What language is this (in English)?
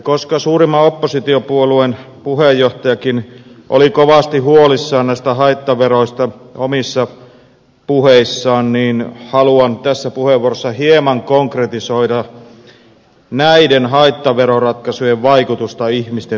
Finnish